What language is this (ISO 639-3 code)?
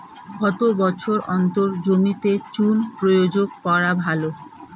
ben